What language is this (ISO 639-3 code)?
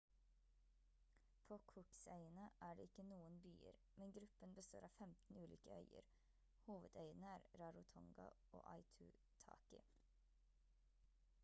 nob